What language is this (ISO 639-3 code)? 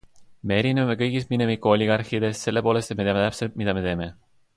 est